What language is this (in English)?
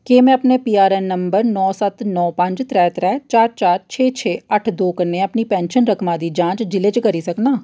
Dogri